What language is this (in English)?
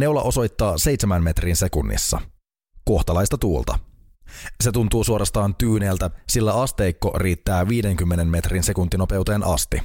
Finnish